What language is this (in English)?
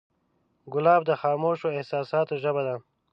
Pashto